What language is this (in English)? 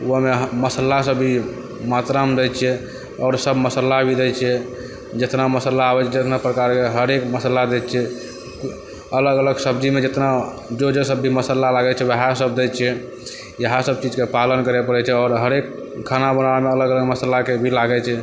Maithili